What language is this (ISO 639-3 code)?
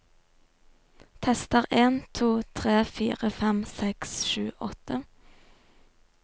nor